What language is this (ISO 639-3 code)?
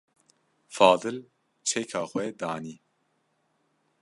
kur